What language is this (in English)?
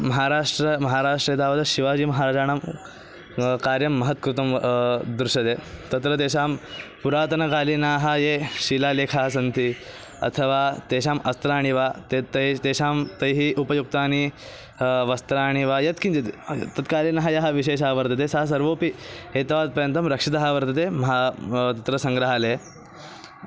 Sanskrit